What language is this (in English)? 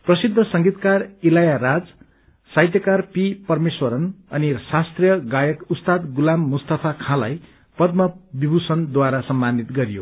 Nepali